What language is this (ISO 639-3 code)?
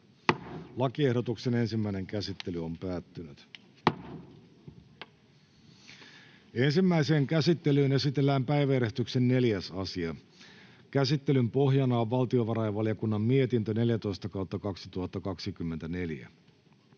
fin